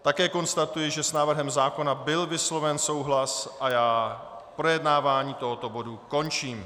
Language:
Czech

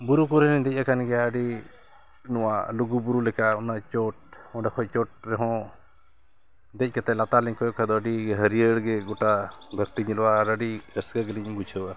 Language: Santali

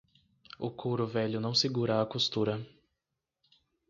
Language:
Portuguese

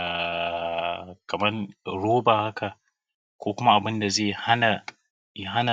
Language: Hausa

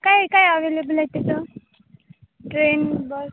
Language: Marathi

